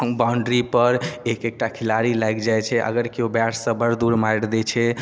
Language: Maithili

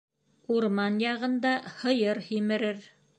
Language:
Bashkir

